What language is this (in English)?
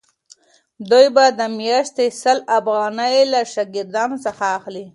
Pashto